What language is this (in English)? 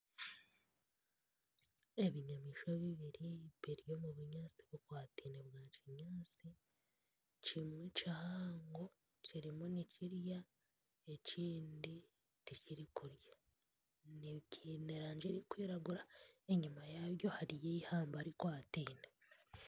Nyankole